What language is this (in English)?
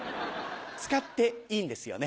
Japanese